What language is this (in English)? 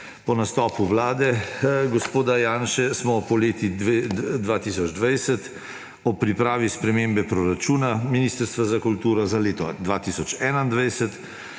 Slovenian